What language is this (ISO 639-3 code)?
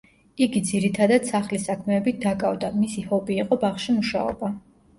kat